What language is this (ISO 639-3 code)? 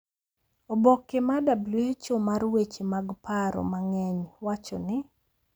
luo